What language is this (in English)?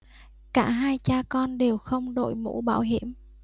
Vietnamese